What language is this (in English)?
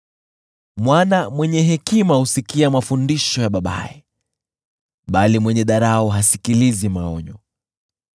Swahili